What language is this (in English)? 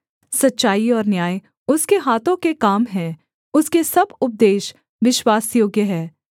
Hindi